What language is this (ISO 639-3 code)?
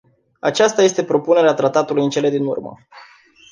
ron